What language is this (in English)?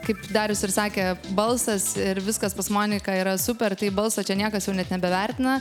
Lithuanian